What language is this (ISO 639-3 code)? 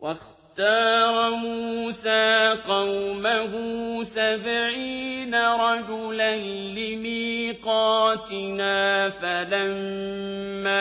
ara